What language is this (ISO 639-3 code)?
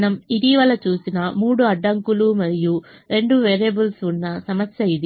tel